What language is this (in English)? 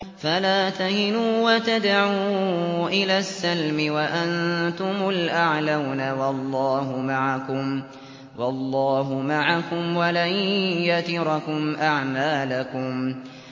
Arabic